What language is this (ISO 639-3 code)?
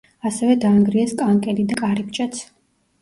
kat